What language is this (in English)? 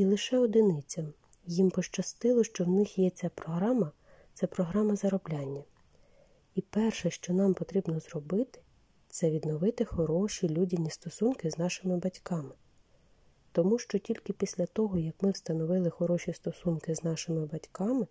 Ukrainian